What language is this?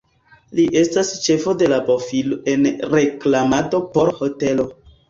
Esperanto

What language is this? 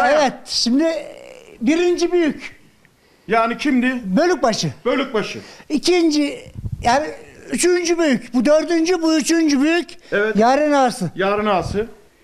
Turkish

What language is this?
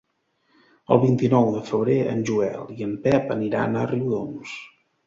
Catalan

